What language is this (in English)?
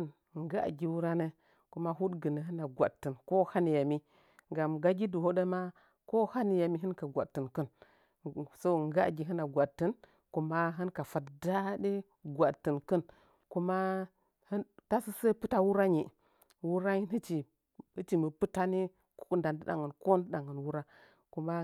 Nzanyi